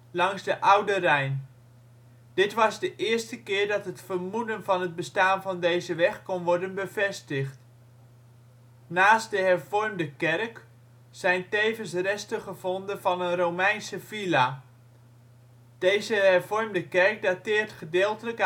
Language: Dutch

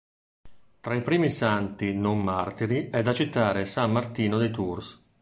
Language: Italian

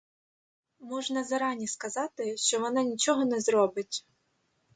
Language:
Ukrainian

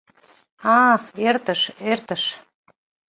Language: Mari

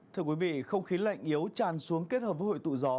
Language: Vietnamese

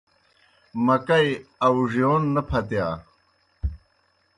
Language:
Kohistani Shina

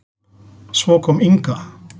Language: Icelandic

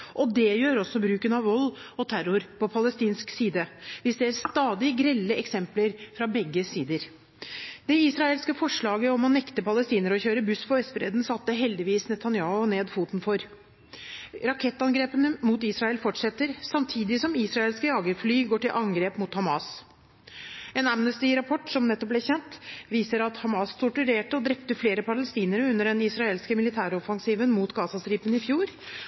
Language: Norwegian Bokmål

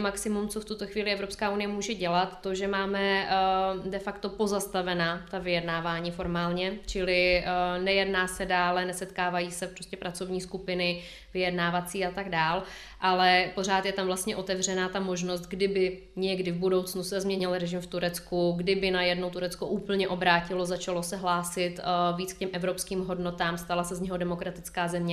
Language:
Czech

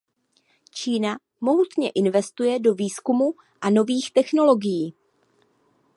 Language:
Czech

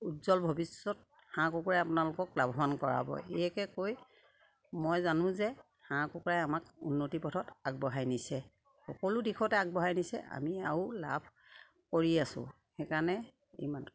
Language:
Assamese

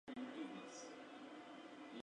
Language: Spanish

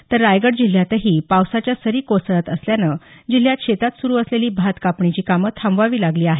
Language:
Marathi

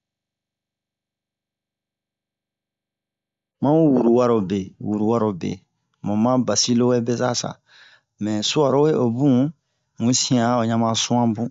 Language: Bomu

